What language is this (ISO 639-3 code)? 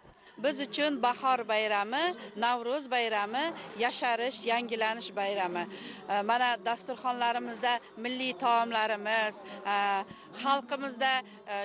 tur